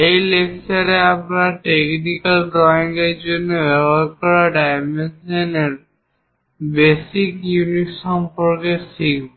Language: Bangla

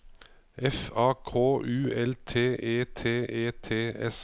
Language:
Norwegian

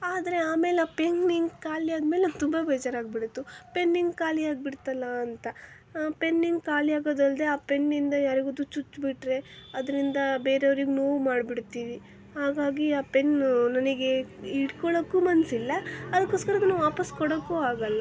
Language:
Kannada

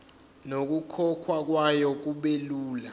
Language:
Zulu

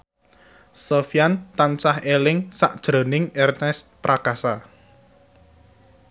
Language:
Javanese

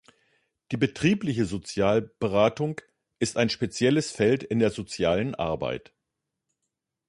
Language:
German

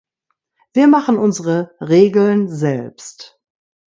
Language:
German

